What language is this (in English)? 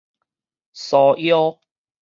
Min Nan Chinese